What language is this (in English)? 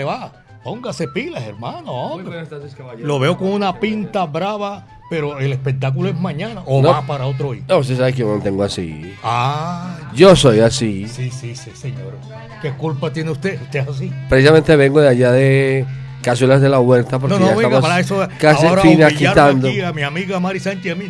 Spanish